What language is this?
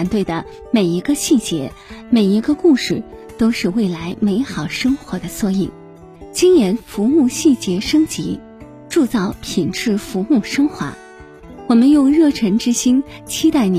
Chinese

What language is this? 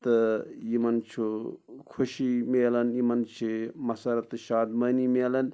Kashmiri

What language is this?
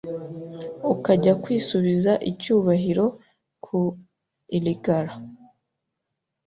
Kinyarwanda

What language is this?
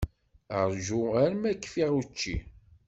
Kabyle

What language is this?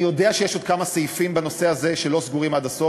Hebrew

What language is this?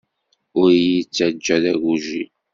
Kabyle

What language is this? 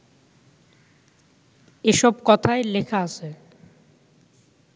Bangla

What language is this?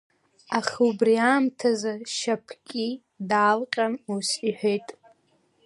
Abkhazian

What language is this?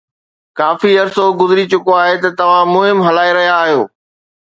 Sindhi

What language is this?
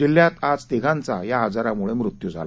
Marathi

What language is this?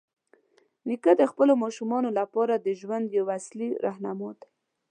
Pashto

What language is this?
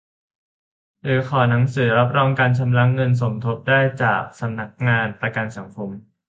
Thai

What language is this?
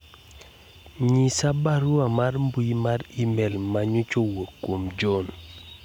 Luo (Kenya and Tanzania)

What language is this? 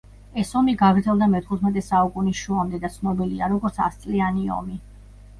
Georgian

